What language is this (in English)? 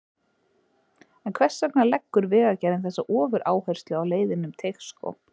Icelandic